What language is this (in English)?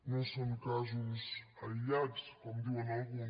Catalan